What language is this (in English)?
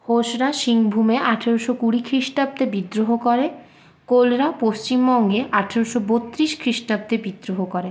Bangla